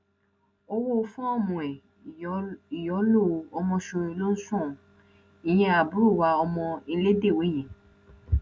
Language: Yoruba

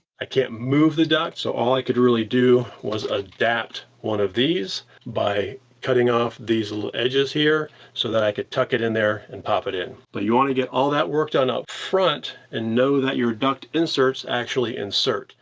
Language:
English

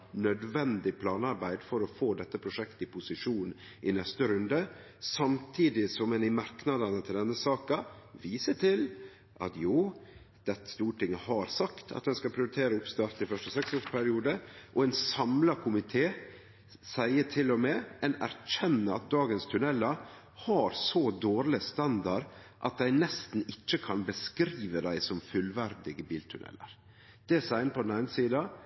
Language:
Norwegian Nynorsk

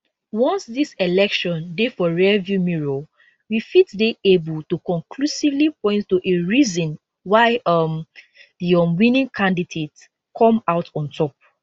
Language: Nigerian Pidgin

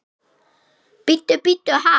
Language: Icelandic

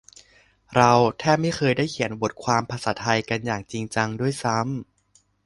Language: Thai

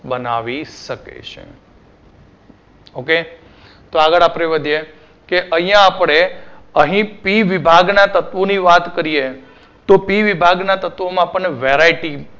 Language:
Gujarati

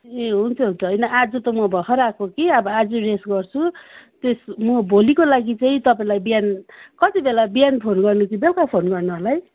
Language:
Nepali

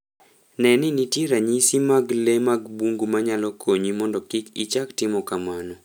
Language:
Luo (Kenya and Tanzania)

